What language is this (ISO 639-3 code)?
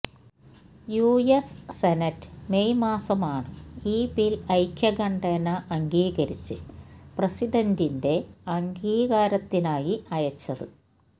mal